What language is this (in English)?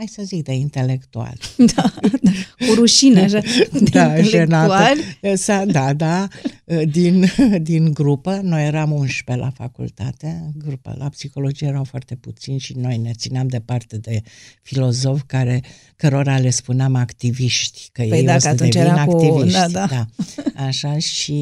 Romanian